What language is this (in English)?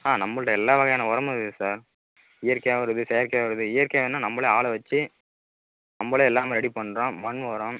Tamil